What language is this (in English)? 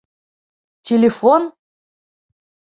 Bashkir